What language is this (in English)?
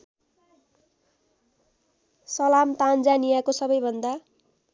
Nepali